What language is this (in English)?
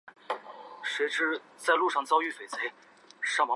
Chinese